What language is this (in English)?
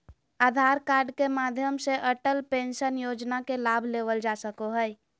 Magahi